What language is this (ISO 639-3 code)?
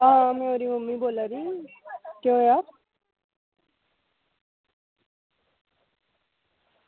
doi